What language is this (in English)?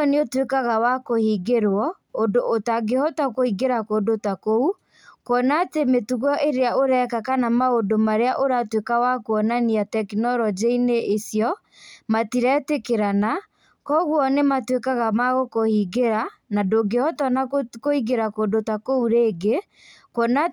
Kikuyu